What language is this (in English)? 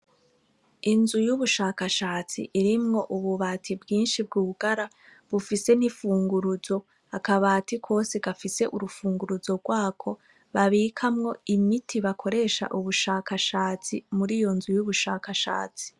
Rundi